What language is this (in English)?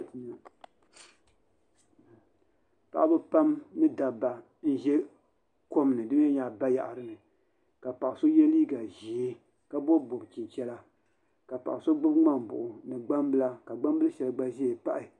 Dagbani